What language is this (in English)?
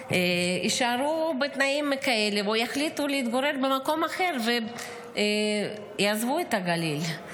Hebrew